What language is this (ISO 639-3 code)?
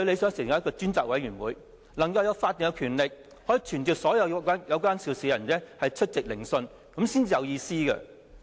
yue